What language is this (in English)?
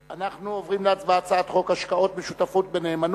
Hebrew